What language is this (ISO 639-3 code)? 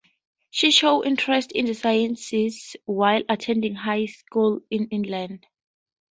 eng